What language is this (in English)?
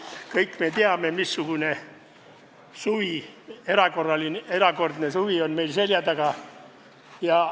Estonian